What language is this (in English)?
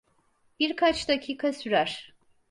Turkish